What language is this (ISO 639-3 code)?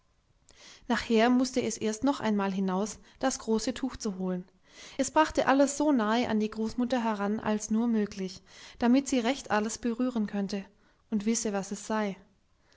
deu